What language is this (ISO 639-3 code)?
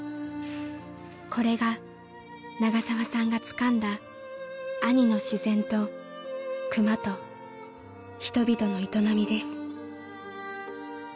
jpn